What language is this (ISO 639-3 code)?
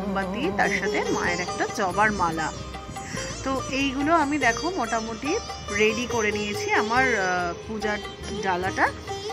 ron